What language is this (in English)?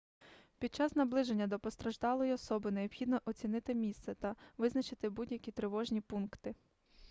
Ukrainian